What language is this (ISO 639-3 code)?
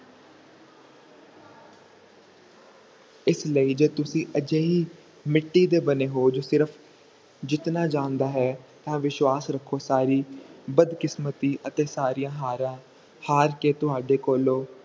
pan